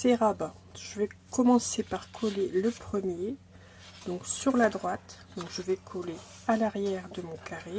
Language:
French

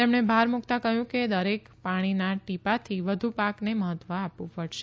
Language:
Gujarati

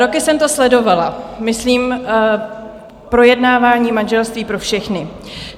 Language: Czech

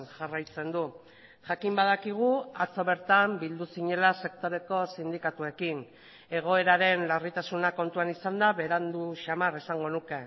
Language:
Basque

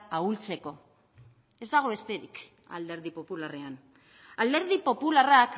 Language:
Basque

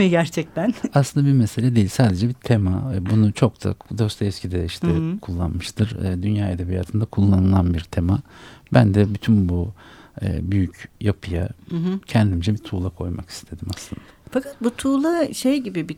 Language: Turkish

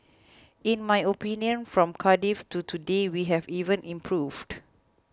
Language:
English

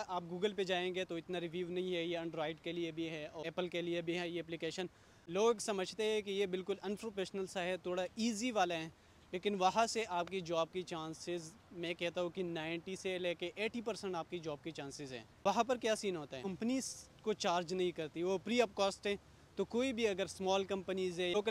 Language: Hindi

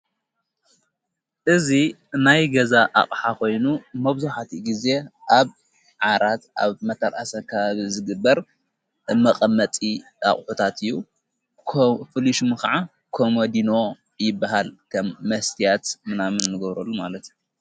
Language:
Tigrinya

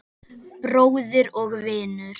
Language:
Icelandic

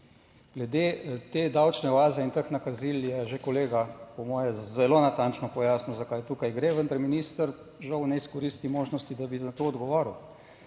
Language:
Slovenian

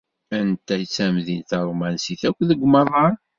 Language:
Kabyle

